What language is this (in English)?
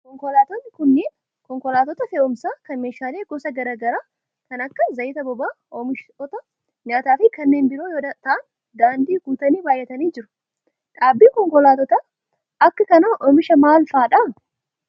Oromo